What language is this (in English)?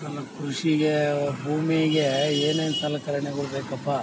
Kannada